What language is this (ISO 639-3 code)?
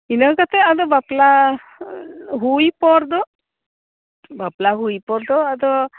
sat